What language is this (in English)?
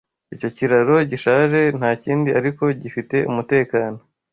Kinyarwanda